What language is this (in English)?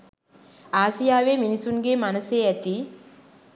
Sinhala